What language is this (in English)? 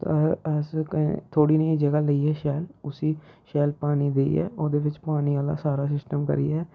Dogri